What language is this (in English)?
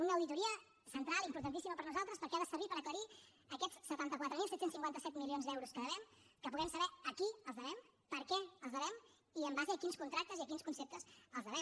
Catalan